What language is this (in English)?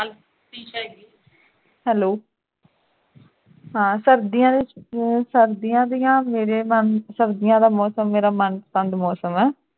Punjabi